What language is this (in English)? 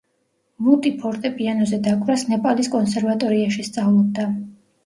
Georgian